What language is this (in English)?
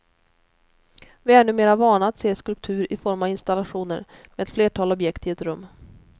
Swedish